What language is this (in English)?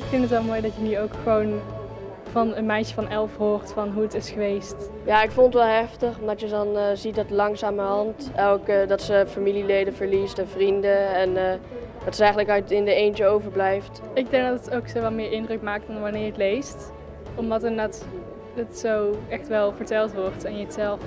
Dutch